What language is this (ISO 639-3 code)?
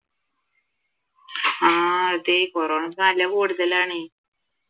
mal